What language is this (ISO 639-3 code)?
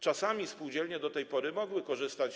pol